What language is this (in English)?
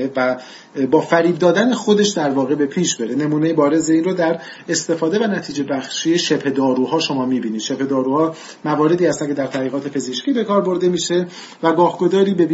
Persian